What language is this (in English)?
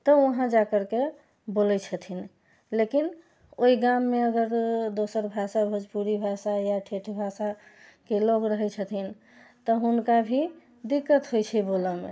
Maithili